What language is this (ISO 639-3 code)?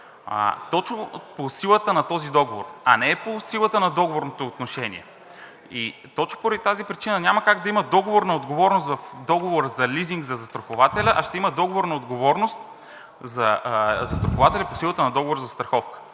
bul